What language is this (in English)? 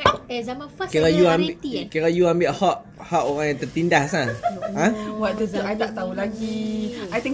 Malay